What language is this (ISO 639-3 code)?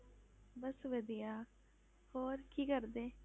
pan